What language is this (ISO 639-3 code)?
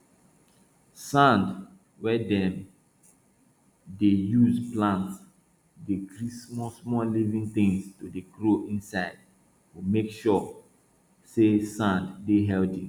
pcm